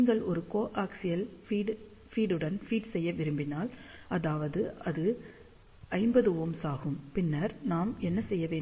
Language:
Tamil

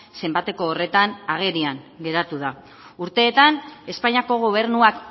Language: Basque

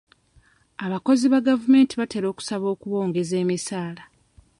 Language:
Ganda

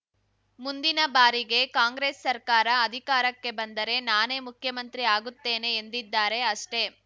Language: Kannada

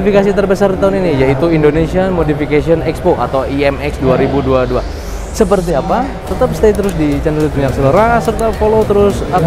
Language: Indonesian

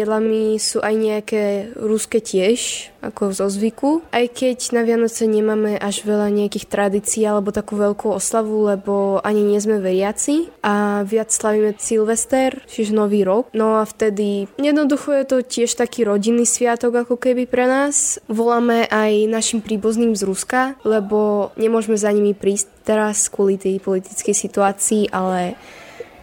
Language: Slovak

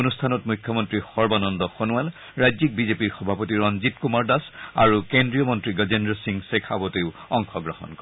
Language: Assamese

